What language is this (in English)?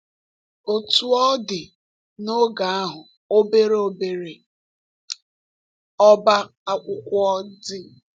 Igbo